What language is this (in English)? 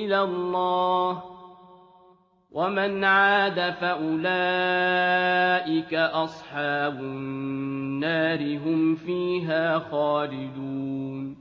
Arabic